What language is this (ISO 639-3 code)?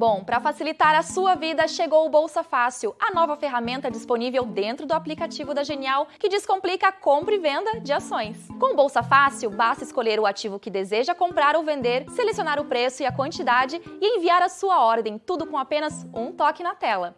por